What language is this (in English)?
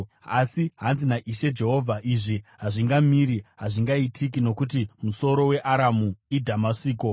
Shona